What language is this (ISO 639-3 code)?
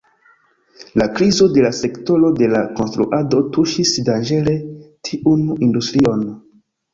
epo